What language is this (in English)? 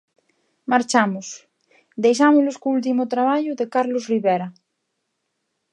Galician